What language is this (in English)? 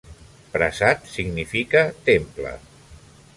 Catalan